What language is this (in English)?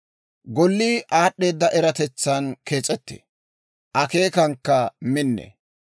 Dawro